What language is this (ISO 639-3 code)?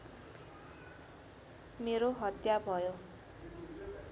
nep